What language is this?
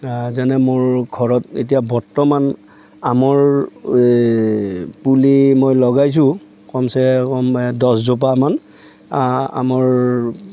Assamese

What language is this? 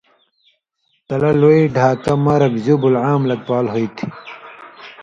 Indus Kohistani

